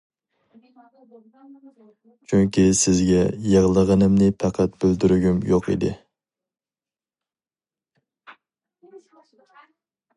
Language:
Uyghur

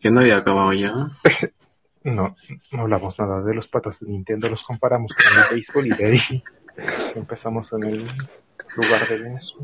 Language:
Spanish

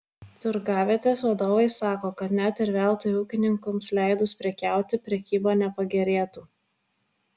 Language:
Lithuanian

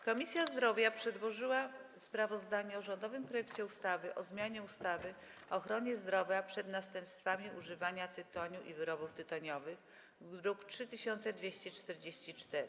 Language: Polish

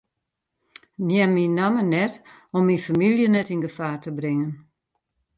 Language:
Western Frisian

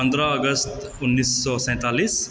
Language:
Maithili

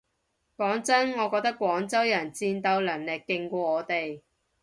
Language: Cantonese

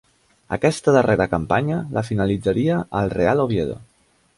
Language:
Catalan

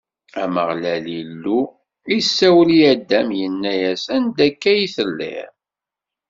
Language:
Kabyle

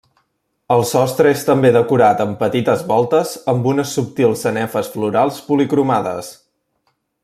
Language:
Catalan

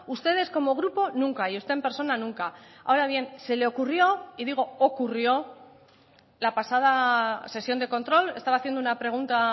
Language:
Spanish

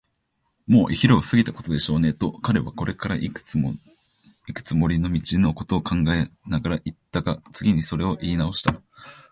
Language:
Japanese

